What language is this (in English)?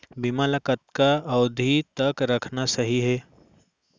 Chhattisgarhi